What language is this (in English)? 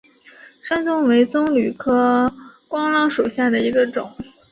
Chinese